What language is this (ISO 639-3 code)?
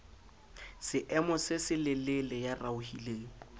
sot